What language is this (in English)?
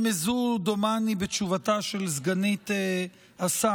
Hebrew